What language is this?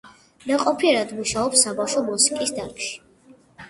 Georgian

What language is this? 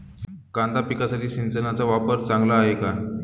Marathi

